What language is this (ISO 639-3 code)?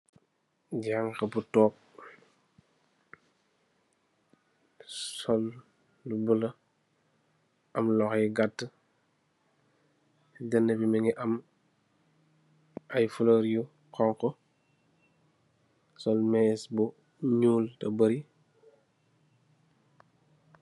wol